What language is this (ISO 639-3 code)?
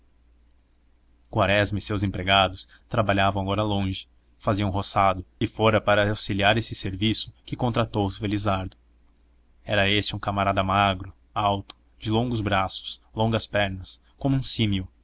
por